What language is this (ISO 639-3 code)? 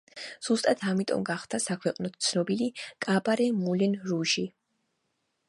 kat